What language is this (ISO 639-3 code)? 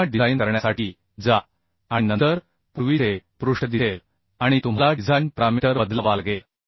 mar